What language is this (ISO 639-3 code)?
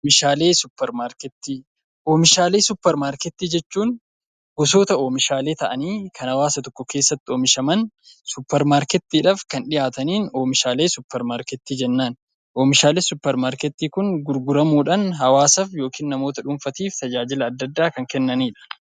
orm